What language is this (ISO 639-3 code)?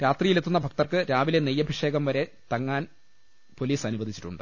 mal